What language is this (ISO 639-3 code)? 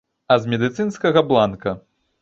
bel